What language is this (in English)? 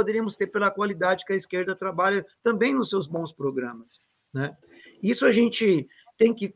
Portuguese